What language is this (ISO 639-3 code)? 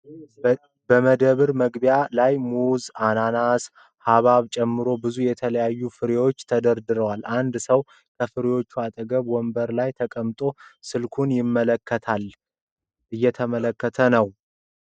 amh